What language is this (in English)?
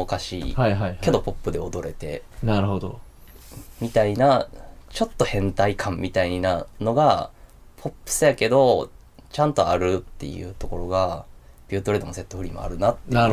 Japanese